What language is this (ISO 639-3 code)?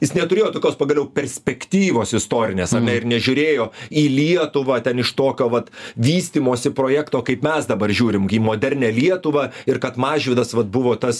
lit